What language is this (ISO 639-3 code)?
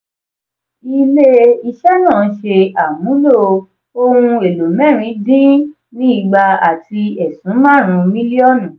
yor